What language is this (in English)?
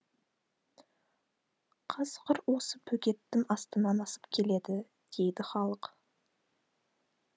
Kazakh